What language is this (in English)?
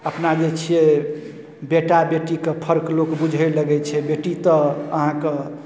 Maithili